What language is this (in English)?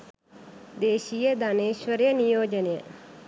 Sinhala